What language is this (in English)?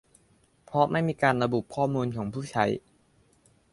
Thai